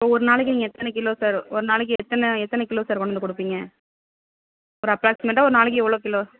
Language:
Tamil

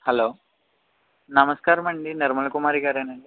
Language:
Telugu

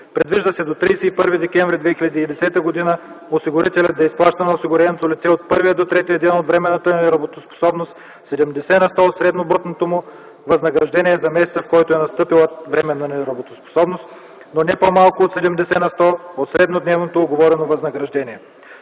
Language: Bulgarian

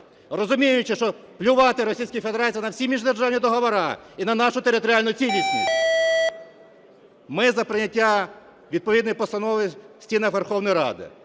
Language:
Ukrainian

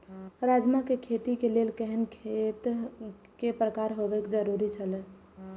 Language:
Maithili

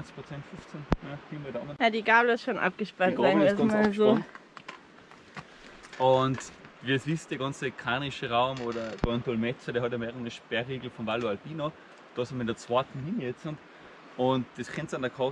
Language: German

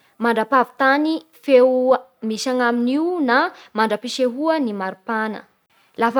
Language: Bara Malagasy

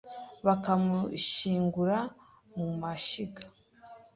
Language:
Kinyarwanda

